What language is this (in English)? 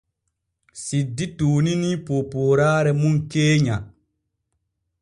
Borgu Fulfulde